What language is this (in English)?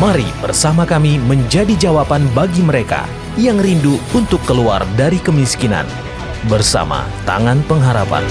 Indonesian